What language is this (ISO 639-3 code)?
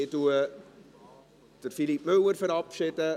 gsw